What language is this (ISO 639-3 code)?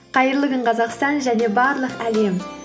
kaz